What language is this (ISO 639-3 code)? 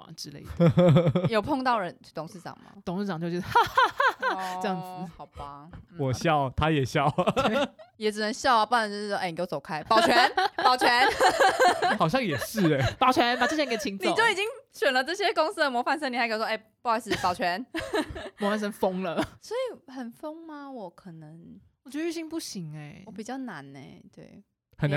zho